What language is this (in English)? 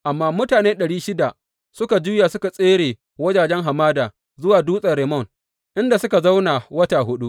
Hausa